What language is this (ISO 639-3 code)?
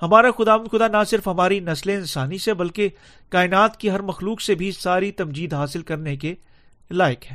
urd